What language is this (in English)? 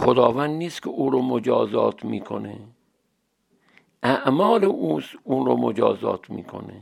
Persian